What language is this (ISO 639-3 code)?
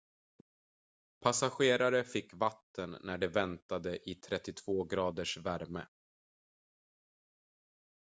swe